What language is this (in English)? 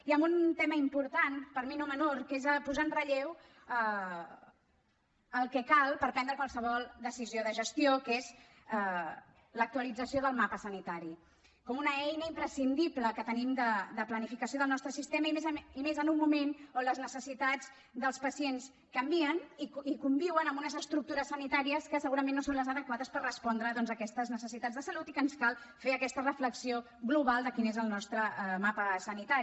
Catalan